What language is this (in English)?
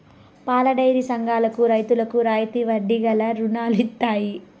Telugu